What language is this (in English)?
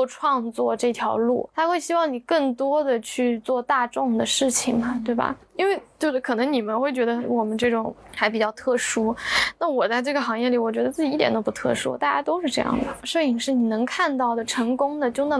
Chinese